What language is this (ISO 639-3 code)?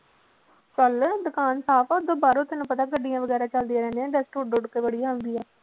pan